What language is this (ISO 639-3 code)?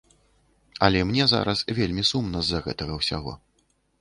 bel